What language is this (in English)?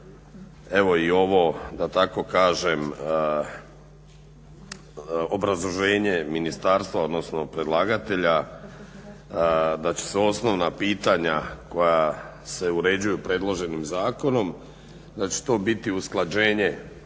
Croatian